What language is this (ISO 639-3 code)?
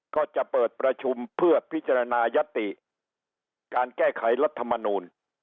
tha